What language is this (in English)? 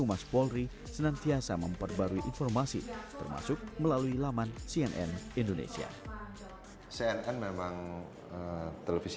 Indonesian